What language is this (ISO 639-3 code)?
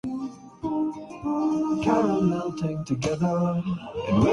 urd